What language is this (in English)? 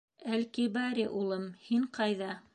Bashkir